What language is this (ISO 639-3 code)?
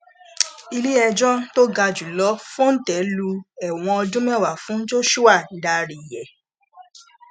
yor